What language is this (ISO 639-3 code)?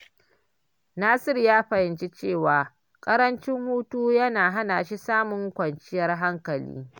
hau